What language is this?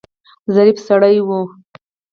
Pashto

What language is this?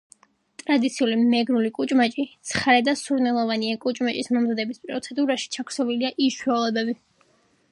Georgian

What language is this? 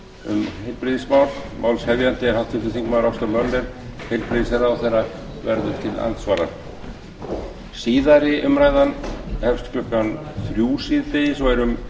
Icelandic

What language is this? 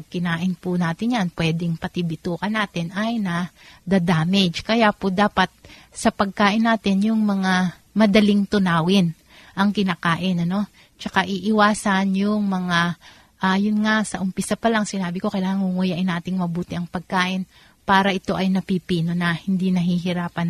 Filipino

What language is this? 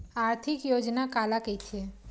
Chhattisgarhi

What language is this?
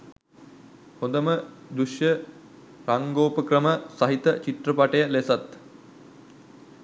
Sinhala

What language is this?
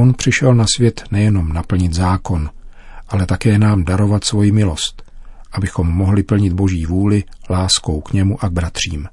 Czech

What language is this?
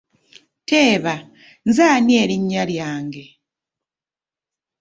Ganda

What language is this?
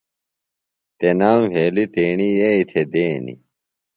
Phalura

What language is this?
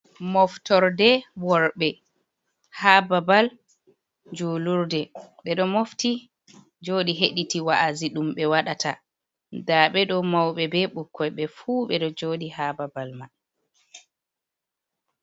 Fula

